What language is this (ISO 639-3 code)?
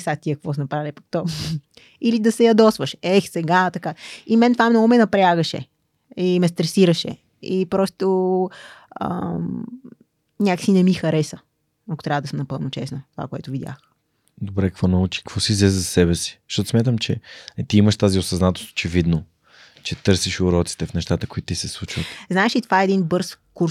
bul